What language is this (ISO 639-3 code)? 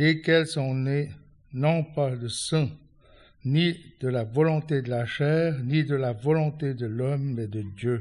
fra